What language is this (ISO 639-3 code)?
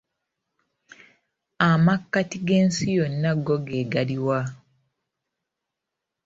lug